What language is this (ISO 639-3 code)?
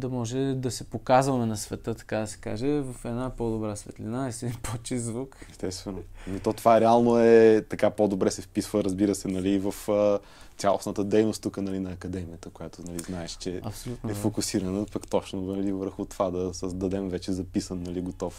bul